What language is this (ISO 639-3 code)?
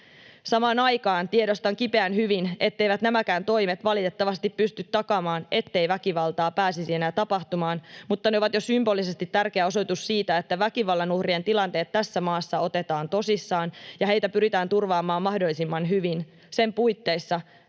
fin